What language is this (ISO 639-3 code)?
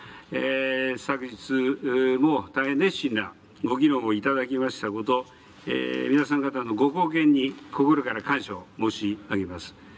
jpn